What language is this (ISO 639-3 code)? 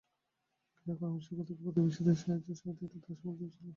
ben